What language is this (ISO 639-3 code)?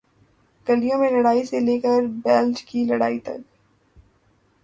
urd